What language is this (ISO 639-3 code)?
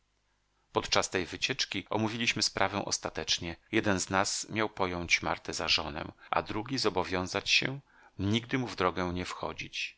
pol